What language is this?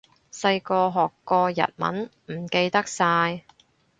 Cantonese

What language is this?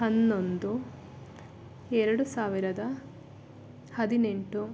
Kannada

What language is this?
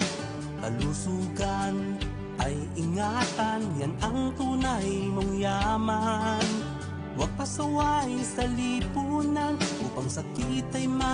Filipino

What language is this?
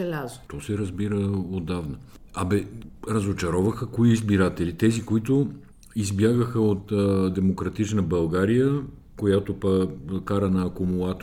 Bulgarian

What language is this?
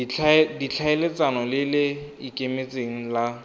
Tswana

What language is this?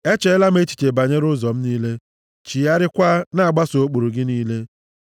Igbo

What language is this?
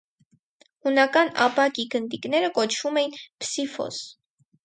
Armenian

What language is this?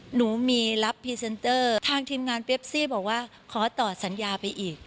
Thai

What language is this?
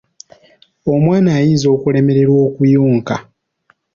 Ganda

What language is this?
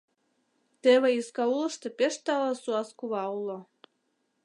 Mari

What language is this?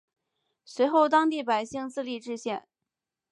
Chinese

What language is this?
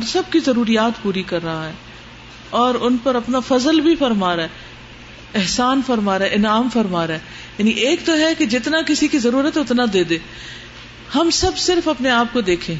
Urdu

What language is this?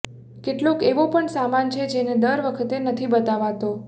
Gujarati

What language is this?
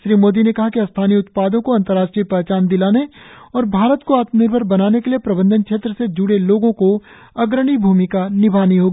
Hindi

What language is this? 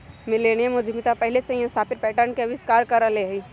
Magahi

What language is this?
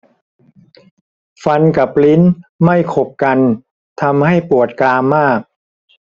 Thai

